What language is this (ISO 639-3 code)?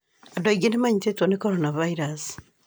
kik